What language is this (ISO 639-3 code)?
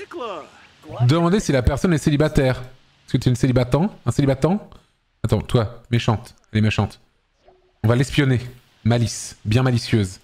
fra